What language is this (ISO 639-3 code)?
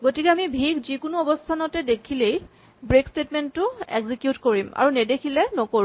asm